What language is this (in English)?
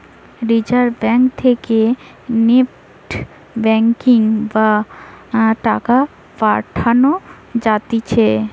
Bangla